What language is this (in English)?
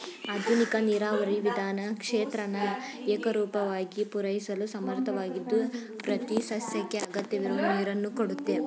Kannada